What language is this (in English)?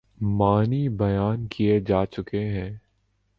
Urdu